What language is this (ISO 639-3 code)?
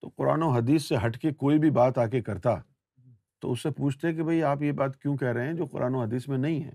urd